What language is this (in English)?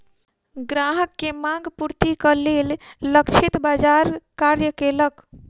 Maithili